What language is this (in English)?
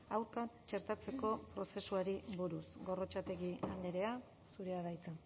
Basque